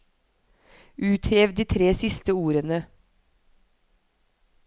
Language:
Norwegian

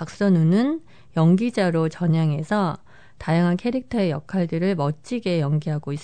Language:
Korean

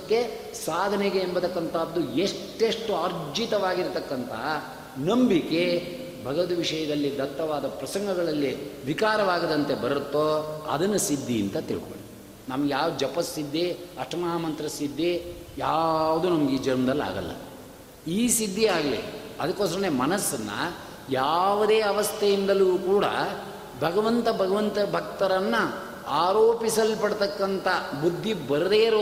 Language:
Kannada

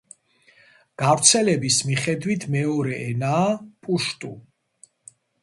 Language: Georgian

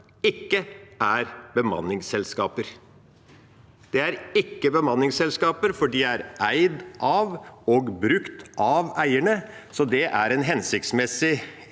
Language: Norwegian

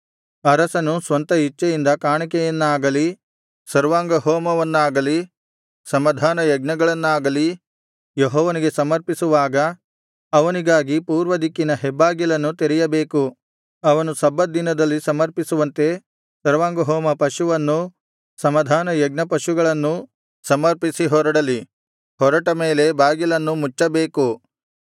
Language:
Kannada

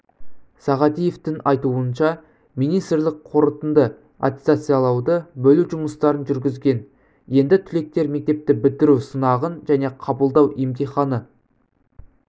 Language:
Kazakh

